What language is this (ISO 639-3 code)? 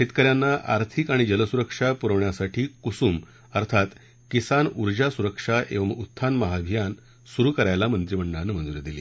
mar